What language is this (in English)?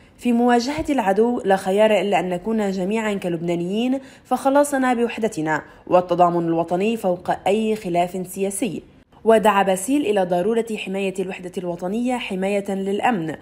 Arabic